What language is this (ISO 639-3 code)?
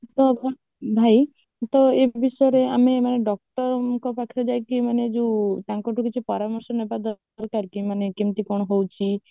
ori